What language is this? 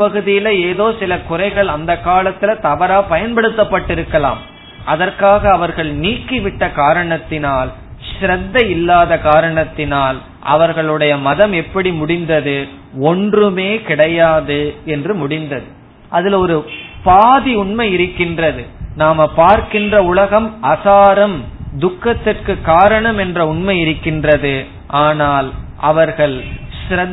Tamil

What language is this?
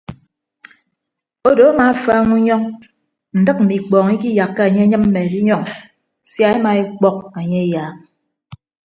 Ibibio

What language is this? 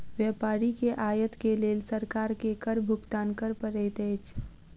Maithili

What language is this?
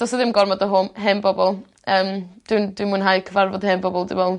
Welsh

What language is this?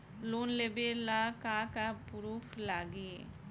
Bhojpuri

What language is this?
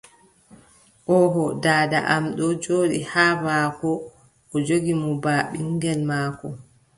Adamawa Fulfulde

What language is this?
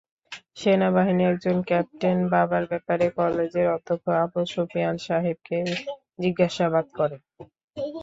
Bangla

